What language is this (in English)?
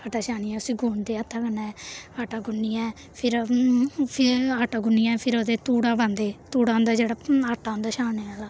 Dogri